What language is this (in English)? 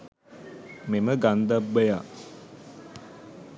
Sinhala